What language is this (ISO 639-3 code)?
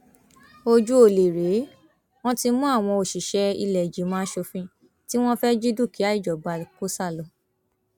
yor